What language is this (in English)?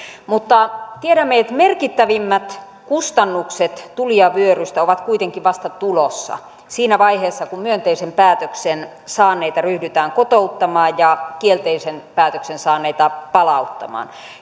Finnish